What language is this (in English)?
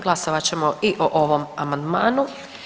Croatian